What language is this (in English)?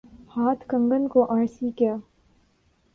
Urdu